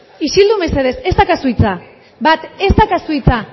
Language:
Basque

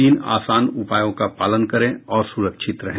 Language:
Hindi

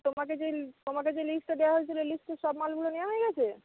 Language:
Bangla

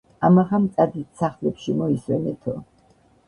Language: Georgian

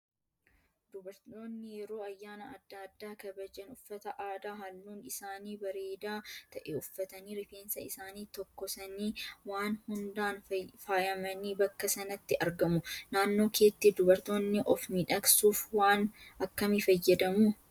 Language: Oromo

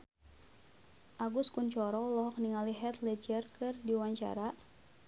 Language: Sundanese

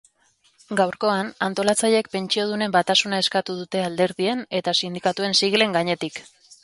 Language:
Basque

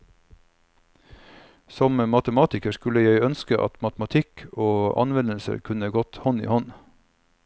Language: Norwegian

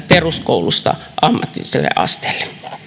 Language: Finnish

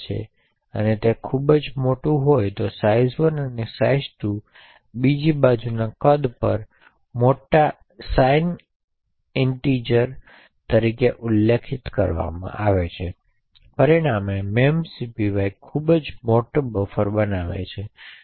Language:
Gujarati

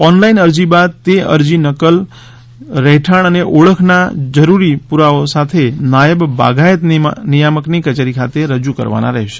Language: Gujarati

